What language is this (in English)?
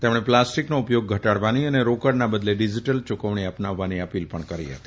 Gujarati